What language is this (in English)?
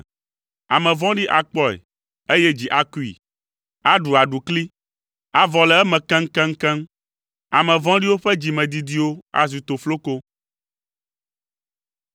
Ewe